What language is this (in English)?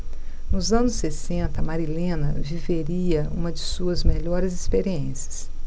Portuguese